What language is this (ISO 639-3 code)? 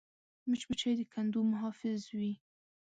pus